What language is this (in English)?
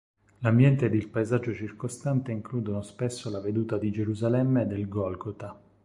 Italian